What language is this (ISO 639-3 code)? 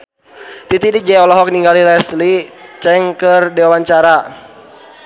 sun